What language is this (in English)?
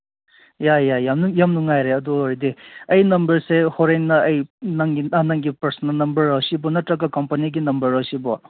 Manipuri